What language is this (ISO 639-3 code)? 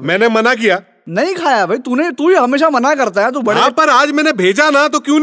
hin